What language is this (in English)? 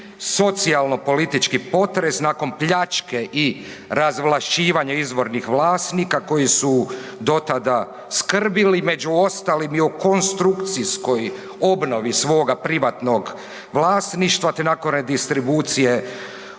Croatian